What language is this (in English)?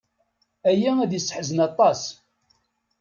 Kabyle